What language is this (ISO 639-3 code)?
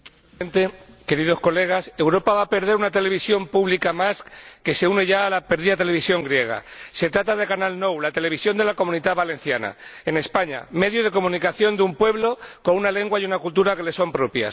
spa